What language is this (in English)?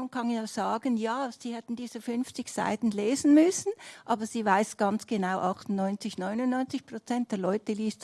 German